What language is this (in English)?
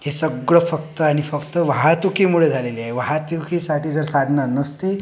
Marathi